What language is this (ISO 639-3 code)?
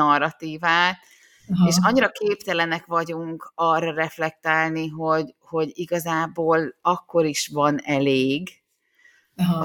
hun